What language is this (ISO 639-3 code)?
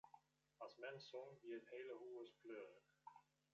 fry